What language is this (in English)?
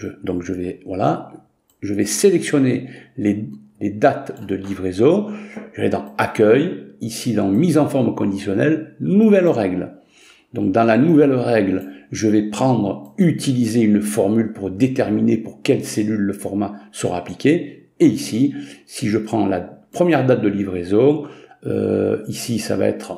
French